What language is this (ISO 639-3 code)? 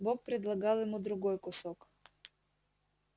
rus